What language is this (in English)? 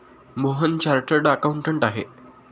Marathi